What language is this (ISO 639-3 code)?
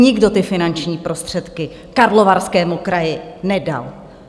ces